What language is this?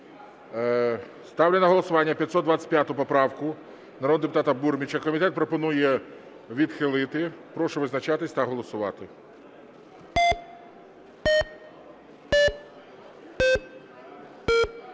Ukrainian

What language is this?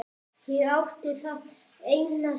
Icelandic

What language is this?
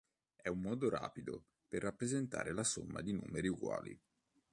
Italian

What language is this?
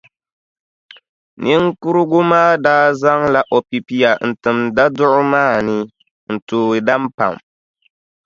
Dagbani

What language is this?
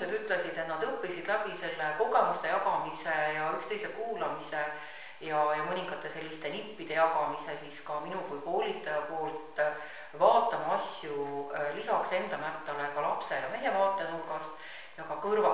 Finnish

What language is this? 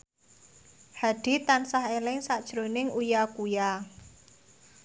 Javanese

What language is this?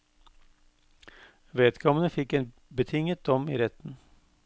Norwegian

